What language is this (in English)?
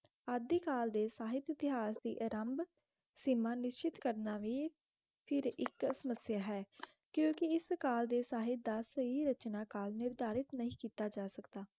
Punjabi